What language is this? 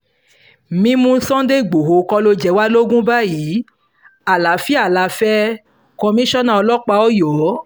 Yoruba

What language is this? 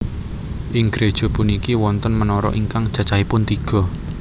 Javanese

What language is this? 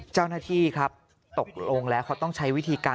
Thai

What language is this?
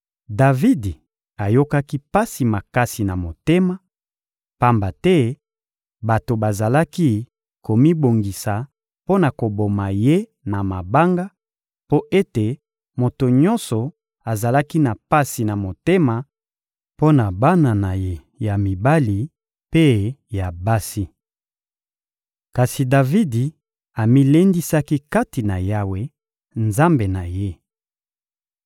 Lingala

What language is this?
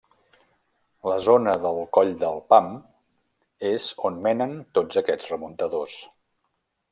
Catalan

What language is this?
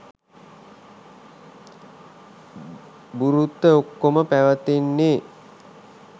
Sinhala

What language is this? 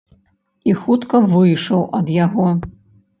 Belarusian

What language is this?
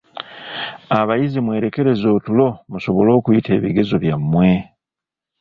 Ganda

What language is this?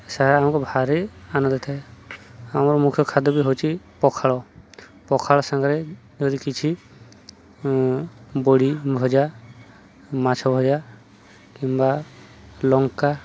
Odia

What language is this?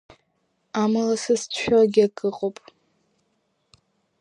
Abkhazian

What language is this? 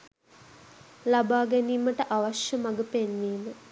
Sinhala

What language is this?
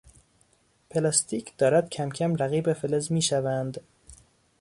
Persian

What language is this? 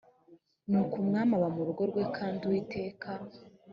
Kinyarwanda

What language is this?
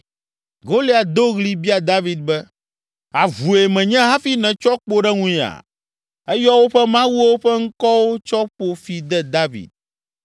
Ewe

